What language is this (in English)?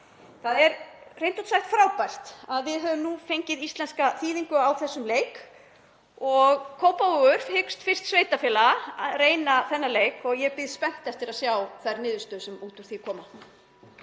Icelandic